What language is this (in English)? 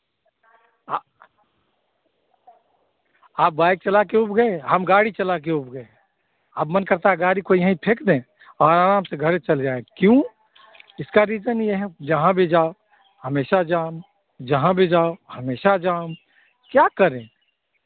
Hindi